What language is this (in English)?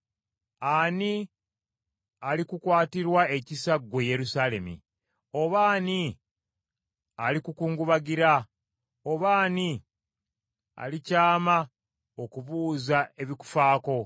Ganda